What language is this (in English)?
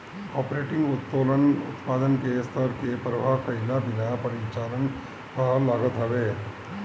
Bhojpuri